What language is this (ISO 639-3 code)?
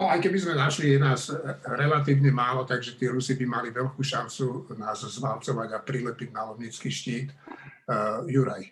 slk